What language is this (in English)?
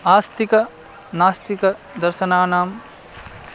Sanskrit